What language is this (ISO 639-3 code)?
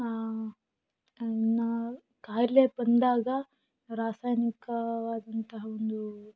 kan